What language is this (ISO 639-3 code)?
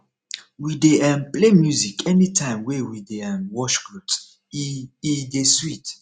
pcm